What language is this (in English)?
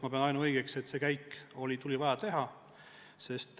Estonian